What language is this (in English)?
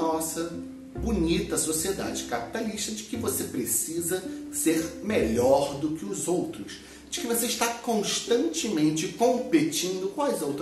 Portuguese